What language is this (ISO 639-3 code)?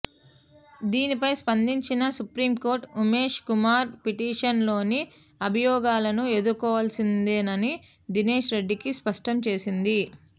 tel